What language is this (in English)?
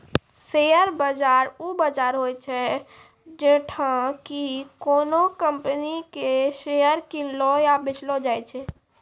Maithili